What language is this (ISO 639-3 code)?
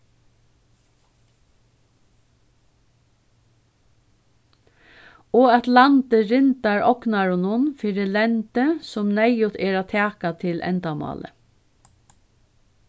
fao